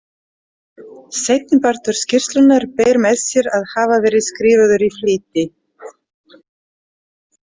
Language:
Icelandic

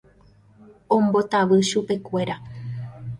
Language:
Guarani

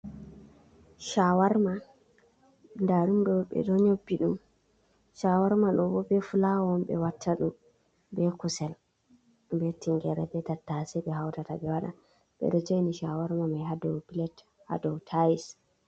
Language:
Fula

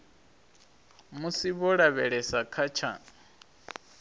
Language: Venda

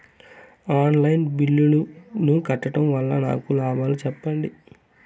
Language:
Telugu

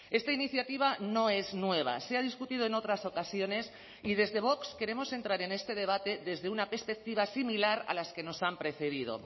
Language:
Spanish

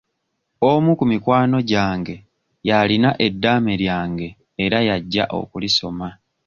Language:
Ganda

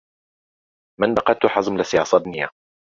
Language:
Central Kurdish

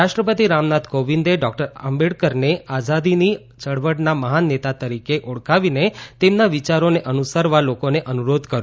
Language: Gujarati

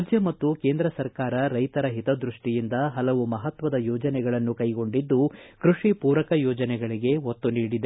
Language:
Kannada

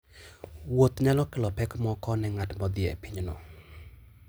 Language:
Luo (Kenya and Tanzania)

